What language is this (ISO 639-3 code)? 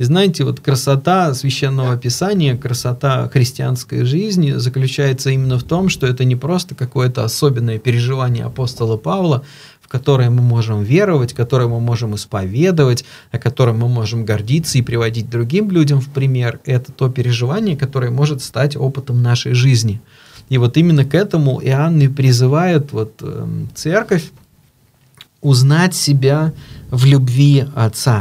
rus